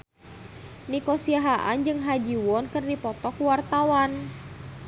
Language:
Sundanese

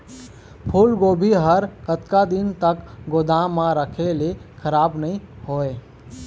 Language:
Chhattisgarhi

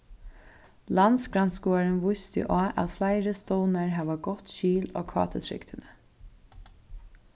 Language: Faroese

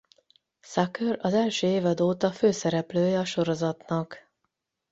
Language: Hungarian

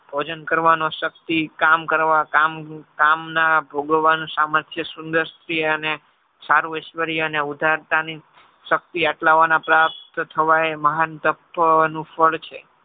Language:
Gujarati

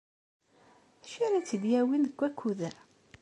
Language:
Kabyle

